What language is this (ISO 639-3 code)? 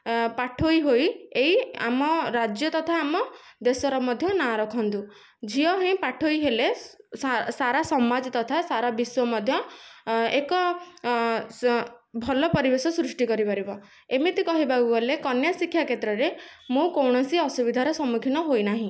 ori